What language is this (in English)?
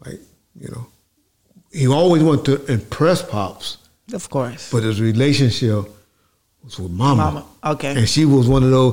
English